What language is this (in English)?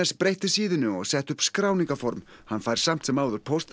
Icelandic